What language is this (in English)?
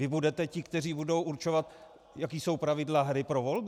Czech